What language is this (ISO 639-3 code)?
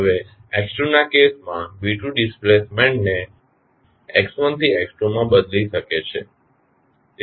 guj